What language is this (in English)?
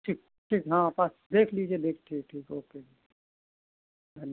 Hindi